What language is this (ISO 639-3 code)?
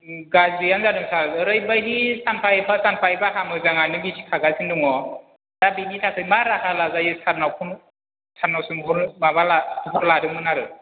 brx